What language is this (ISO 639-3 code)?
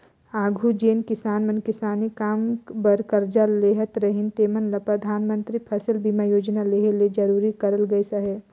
hne